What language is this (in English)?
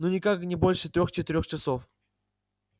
Russian